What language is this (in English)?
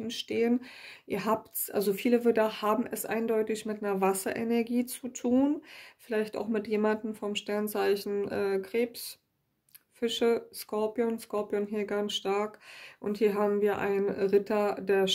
German